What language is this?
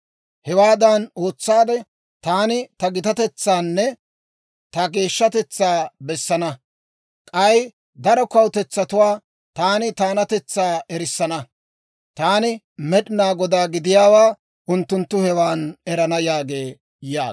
Dawro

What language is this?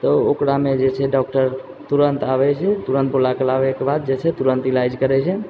Maithili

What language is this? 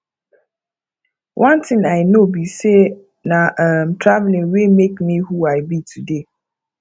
Nigerian Pidgin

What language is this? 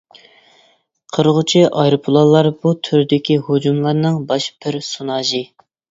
Uyghur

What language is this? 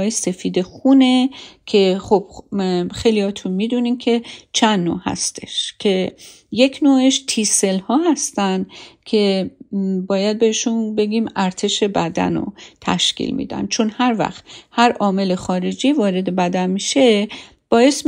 Persian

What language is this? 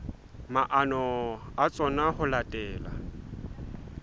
Southern Sotho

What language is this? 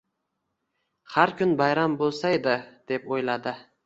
Uzbek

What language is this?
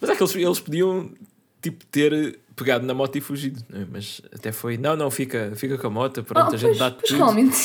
Portuguese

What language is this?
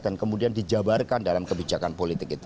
Indonesian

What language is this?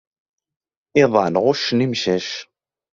Kabyle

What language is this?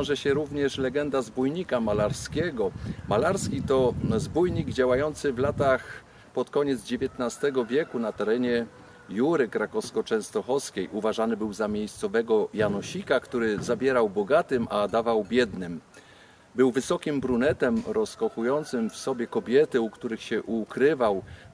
Polish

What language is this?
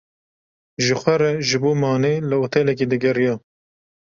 Kurdish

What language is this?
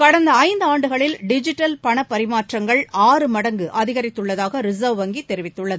Tamil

